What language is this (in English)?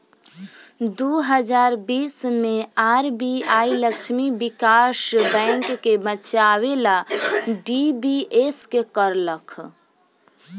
Bhojpuri